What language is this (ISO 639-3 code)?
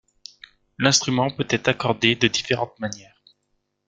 fra